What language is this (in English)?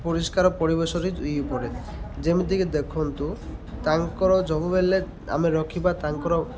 Odia